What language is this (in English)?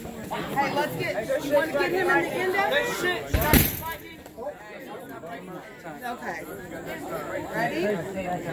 English